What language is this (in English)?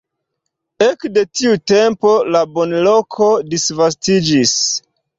Esperanto